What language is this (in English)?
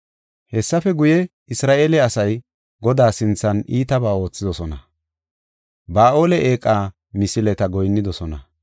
Gofa